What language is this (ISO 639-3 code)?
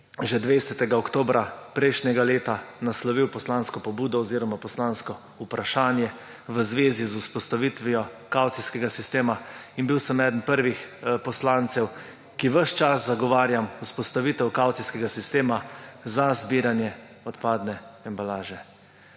slv